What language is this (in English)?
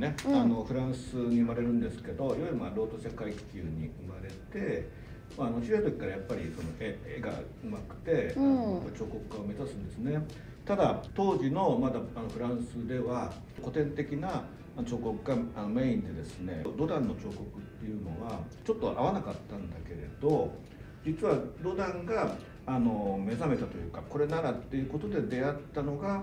Japanese